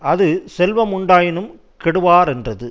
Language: Tamil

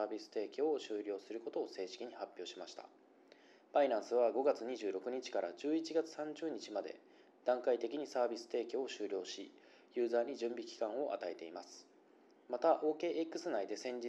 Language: Japanese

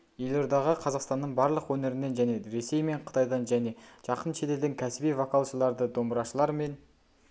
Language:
Kazakh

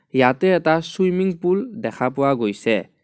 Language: Assamese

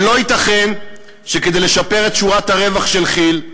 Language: Hebrew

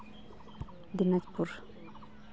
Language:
Santali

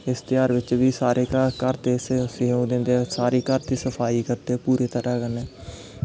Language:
Dogri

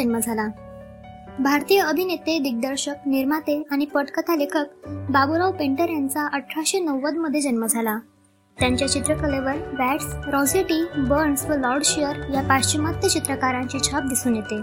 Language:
Marathi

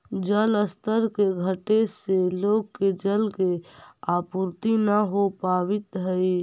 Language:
Magahi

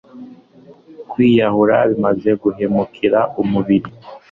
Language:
Kinyarwanda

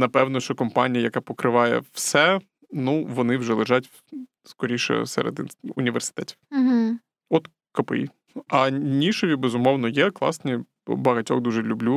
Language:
Ukrainian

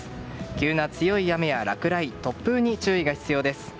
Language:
Japanese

